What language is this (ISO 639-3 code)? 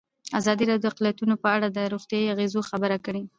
pus